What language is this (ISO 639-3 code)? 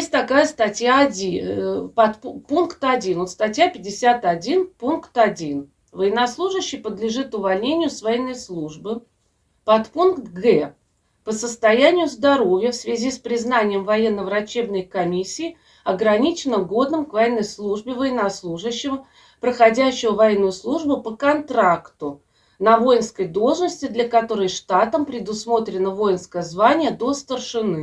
rus